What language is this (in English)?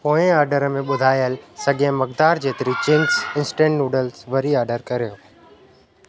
Sindhi